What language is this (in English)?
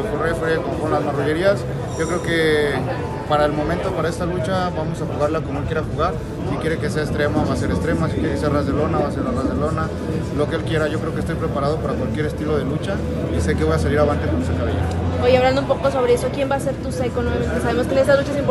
Spanish